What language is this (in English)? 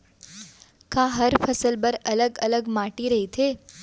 Chhattisgarhi